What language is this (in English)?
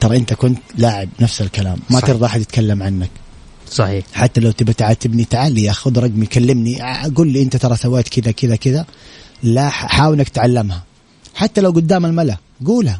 Arabic